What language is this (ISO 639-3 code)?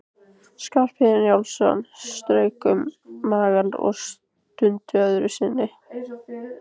isl